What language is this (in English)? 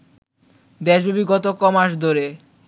Bangla